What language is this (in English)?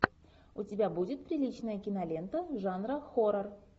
Russian